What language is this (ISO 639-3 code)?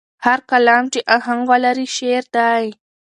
pus